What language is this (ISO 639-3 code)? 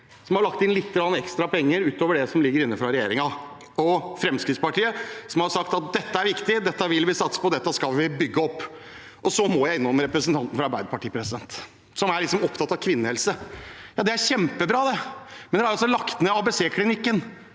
nor